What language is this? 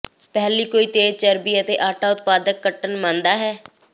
Punjabi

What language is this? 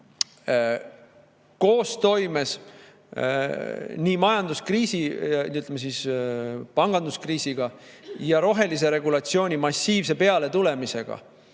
Estonian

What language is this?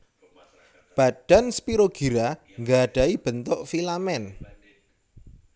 Javanese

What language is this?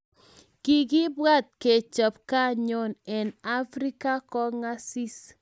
Kalenjin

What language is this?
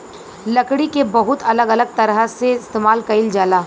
Bhojpuri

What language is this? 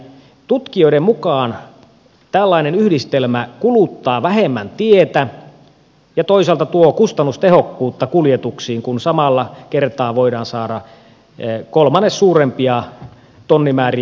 Finnish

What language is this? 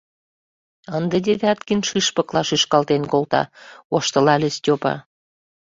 Mari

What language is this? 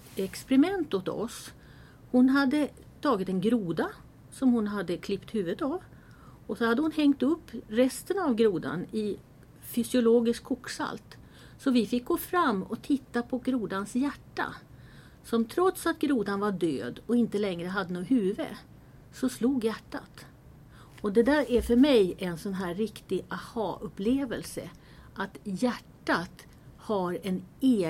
Swedish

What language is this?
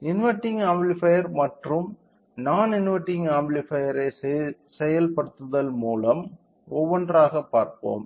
Tamil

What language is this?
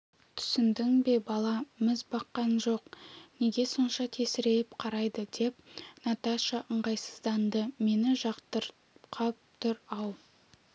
Kazakh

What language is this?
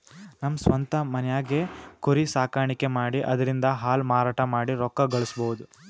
Kannada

